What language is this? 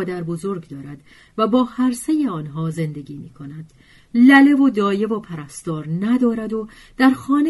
Persian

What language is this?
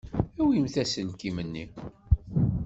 Kabyle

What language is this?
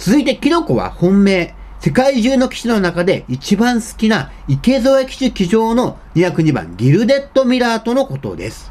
Japanese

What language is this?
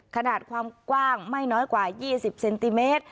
Thai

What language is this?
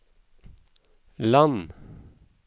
Norwegian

